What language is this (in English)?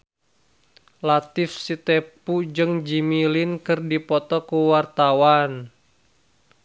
Sundanese